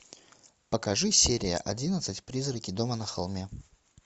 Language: Russian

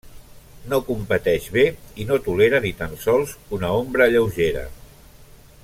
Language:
Catalan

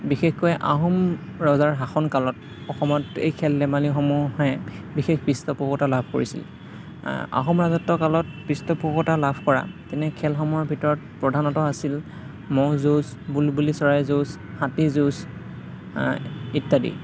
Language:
Assamese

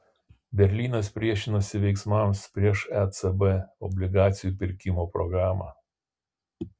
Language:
Lithuanian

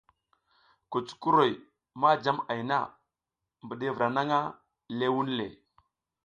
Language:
South Giziga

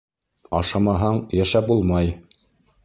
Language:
Bashkir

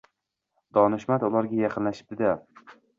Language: Uzbek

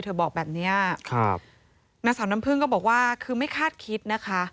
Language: Thai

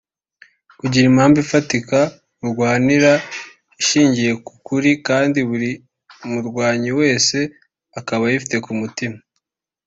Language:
Kinyarwanda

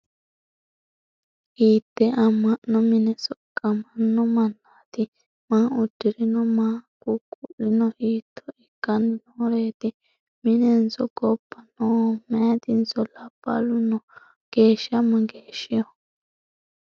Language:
Sidamo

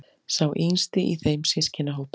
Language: Icelandic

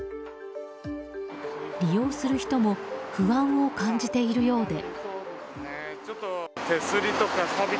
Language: Japanese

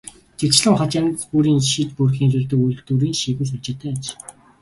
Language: Mongolian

